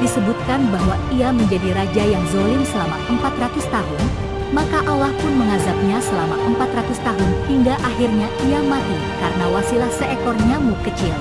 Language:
Indonesian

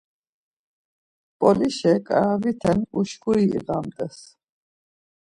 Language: Laz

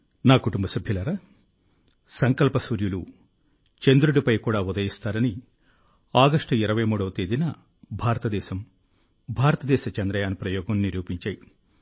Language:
Telugu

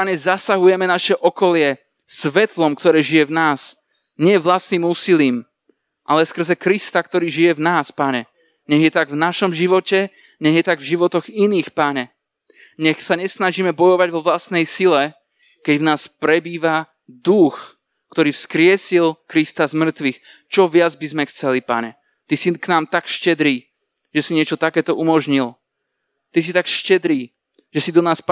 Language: Slovak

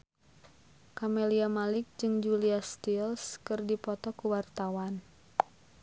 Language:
Sundanese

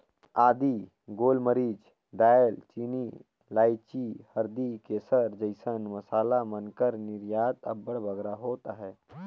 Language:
Chhattisgarhi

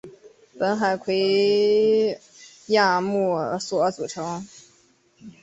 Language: Chinese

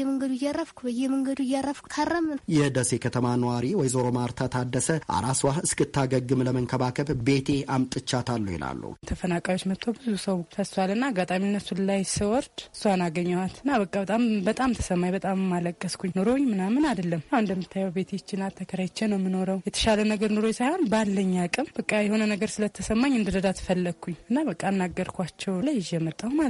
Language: Amharic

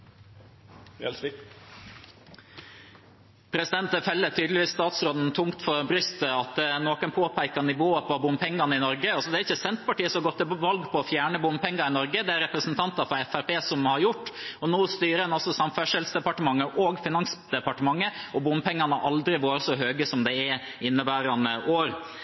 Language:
Norwegian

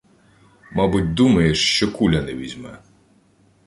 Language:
Ukrainian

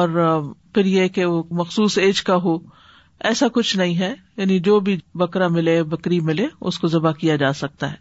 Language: Urdu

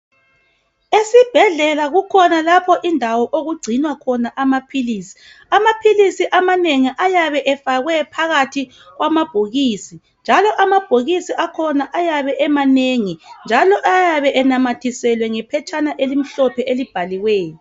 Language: North Ndebele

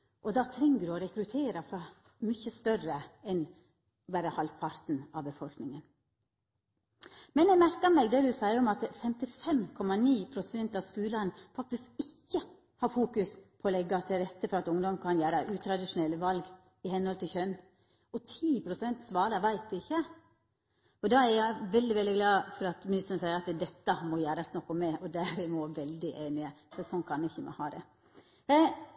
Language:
Norwegian Nynorsk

